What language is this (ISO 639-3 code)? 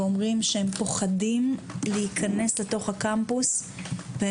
heb